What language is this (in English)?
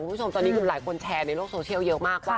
Thai